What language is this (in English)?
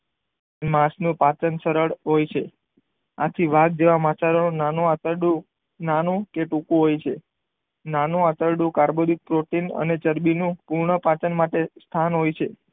Gujarati